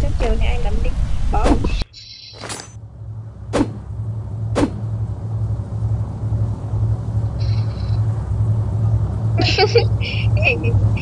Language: Vietnamese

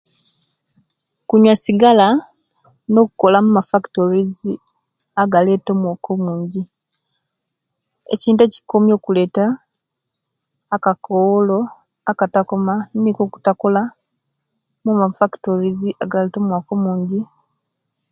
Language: Kenyi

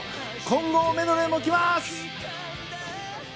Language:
Japanese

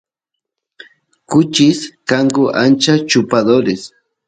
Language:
Santiago del Estero Quichua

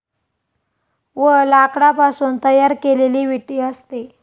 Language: Marathi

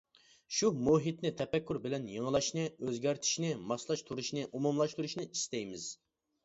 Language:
Uyghur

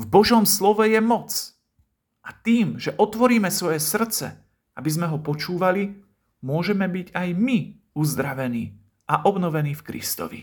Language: Slovak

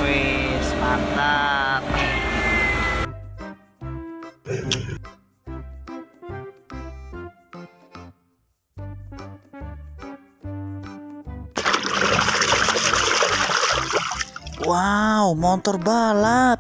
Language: Indonesian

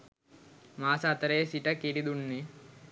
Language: Sinhala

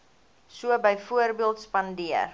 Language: Afrikaans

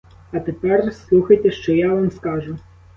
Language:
Ukrainian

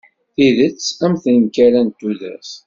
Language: Kabyle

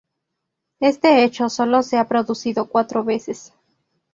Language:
Spanish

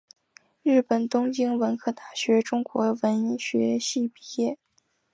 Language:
Chinese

